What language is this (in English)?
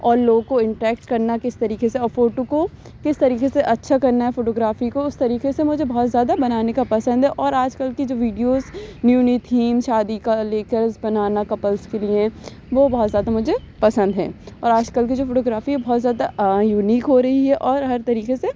Urdu